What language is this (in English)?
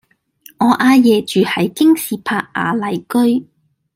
Cantonese